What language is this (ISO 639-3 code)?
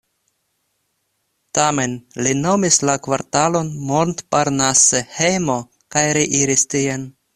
epo